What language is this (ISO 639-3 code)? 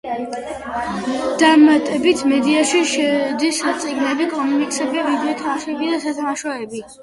kat